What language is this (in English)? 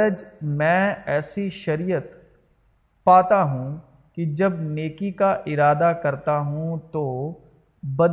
Urdu